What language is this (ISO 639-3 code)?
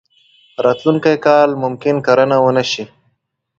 pus